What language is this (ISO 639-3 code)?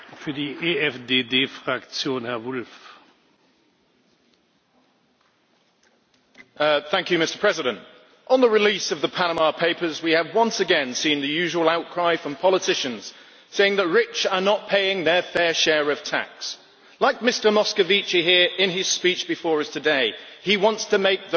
eng